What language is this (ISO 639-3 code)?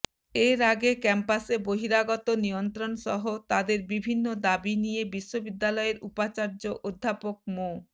ben